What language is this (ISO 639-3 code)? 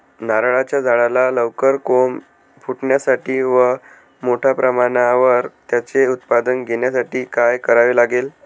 mar